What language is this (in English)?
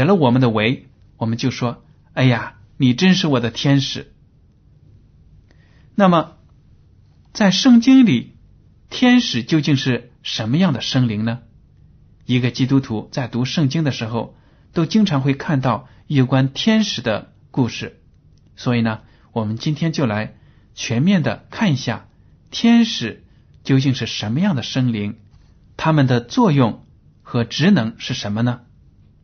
Chinese